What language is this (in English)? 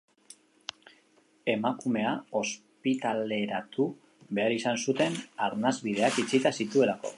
Basque